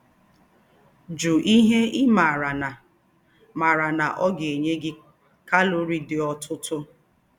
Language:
Igbo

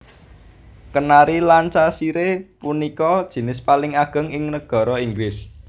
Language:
Javanese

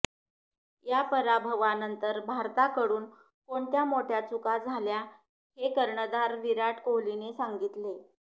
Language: Marathi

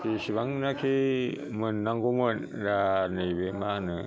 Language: Bodo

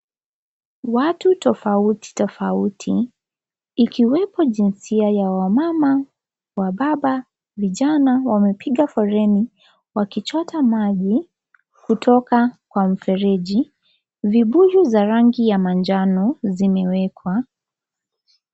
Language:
Swahili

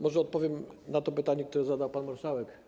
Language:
Polish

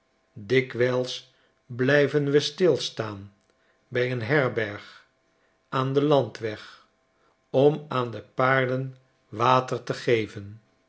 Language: Dutch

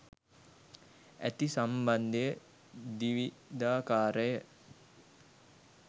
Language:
Sinhala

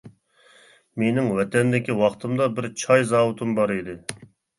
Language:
Uyghur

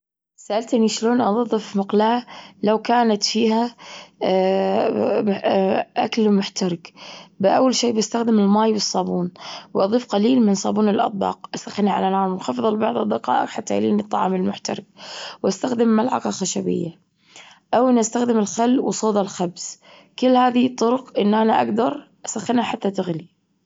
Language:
Gulf Arabic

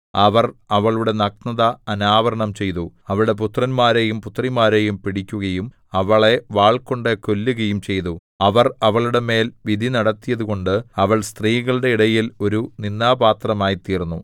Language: Malayalam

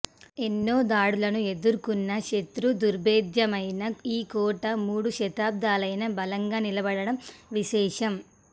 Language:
Telugu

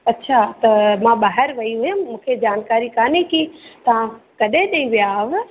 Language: Sindhi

